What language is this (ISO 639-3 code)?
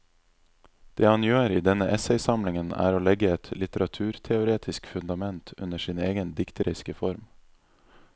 nor